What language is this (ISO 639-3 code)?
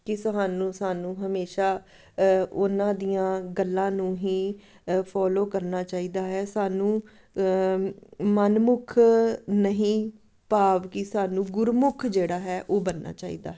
pan